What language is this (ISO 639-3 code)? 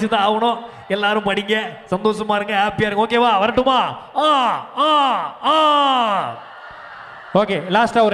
tam